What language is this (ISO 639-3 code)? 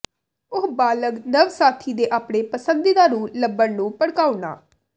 pan